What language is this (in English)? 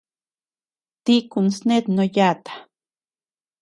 Tepeuxila Cuicatec